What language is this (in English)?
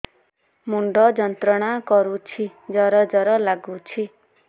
Odia